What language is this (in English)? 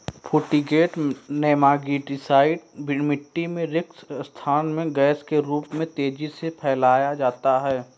Hindi